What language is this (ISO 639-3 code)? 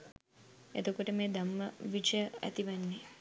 sin